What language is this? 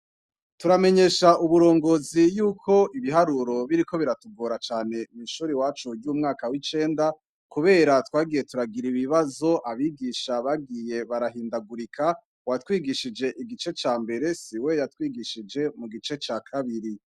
Rundi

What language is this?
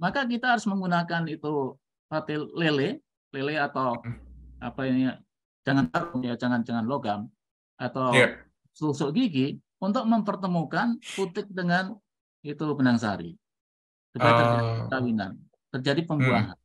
Indonesian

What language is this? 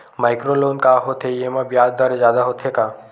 Chhattisgarhi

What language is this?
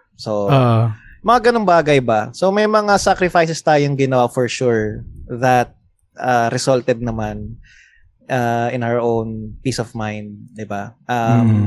Filipino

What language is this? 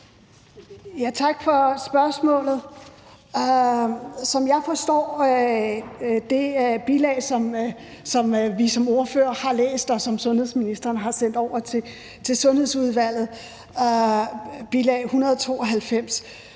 Danish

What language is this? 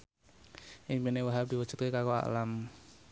Javanese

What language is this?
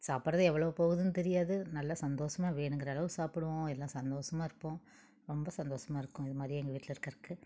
Tamil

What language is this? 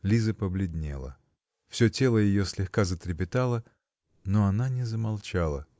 Russian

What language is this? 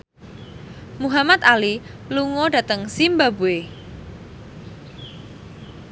Javanese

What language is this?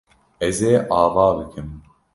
Kurdish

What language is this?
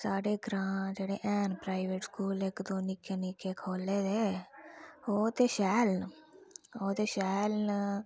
Dogri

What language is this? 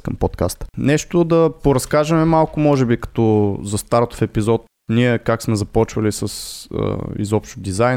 Bulgarian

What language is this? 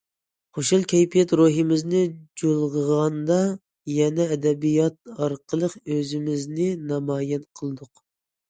Uyghur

